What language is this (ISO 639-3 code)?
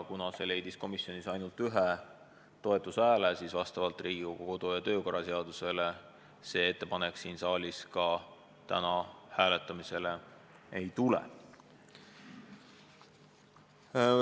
est